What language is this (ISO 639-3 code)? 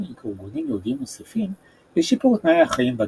heb